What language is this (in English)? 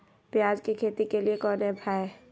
Magahi